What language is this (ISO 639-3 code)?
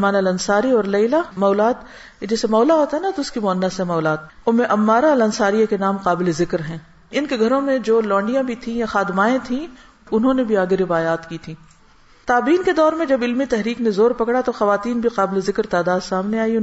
urd